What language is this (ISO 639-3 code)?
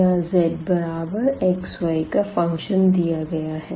hin